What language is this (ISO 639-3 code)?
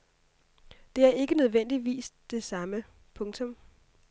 dan